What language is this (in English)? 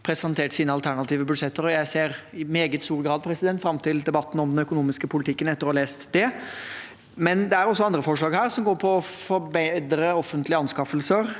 Norwegian